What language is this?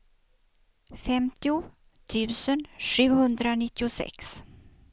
Swedish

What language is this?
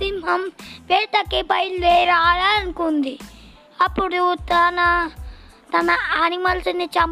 Telugu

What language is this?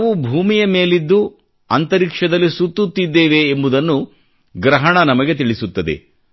Kannada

